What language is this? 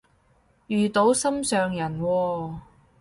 Cantonese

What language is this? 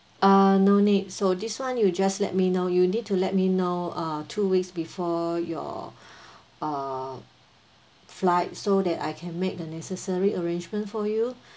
English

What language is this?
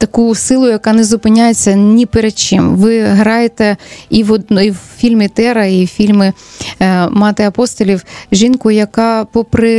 Ukrainian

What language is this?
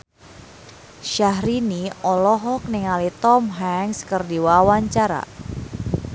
Sundanese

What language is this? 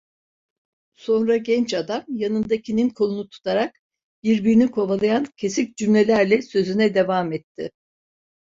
Turkish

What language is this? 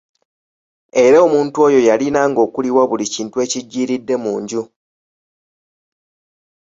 Ganda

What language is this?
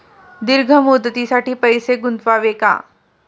Marathi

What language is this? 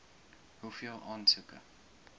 Afrikaans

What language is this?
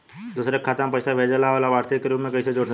Bhojpuri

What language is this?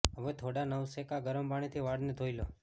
Gujarati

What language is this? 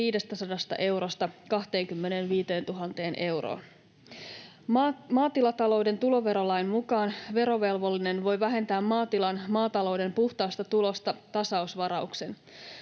Finnish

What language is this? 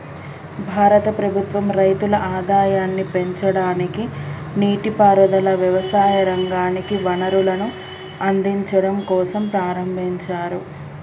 Telugu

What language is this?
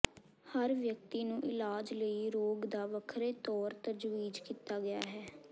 Punjabi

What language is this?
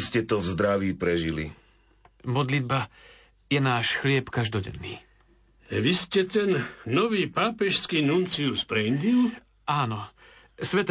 Slovak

